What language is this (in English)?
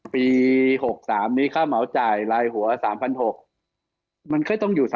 Thai